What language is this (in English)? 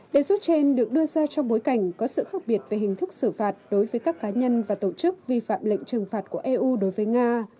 Vietnamese